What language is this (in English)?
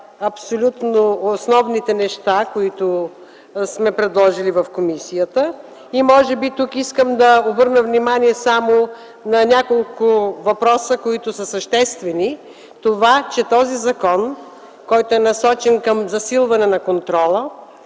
Bulgarian